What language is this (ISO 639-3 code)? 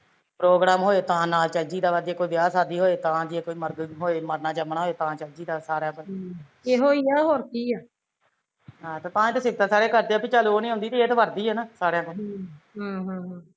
pan